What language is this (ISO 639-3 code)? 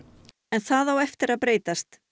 isl